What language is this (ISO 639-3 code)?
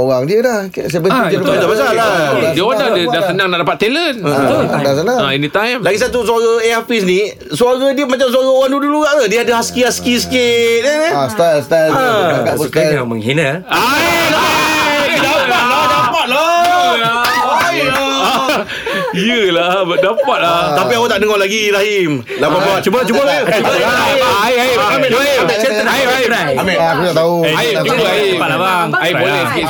msa